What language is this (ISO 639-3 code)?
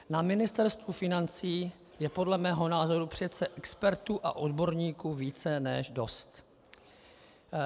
ces